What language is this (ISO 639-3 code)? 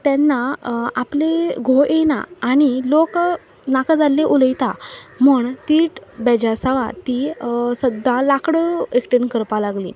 kok